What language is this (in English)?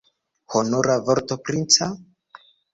Esperanto